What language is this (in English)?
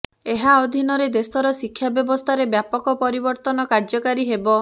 Odia